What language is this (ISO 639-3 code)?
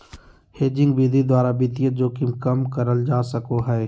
mag